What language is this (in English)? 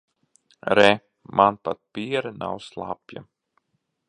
Latvian